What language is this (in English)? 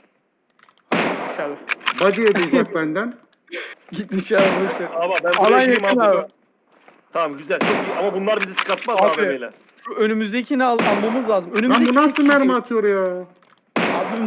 Turkish